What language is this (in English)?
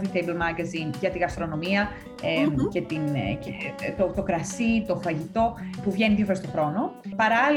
Greek